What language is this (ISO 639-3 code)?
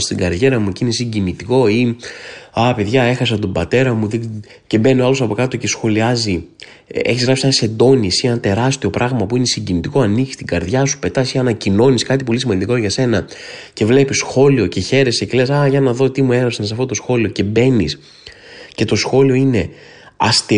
ell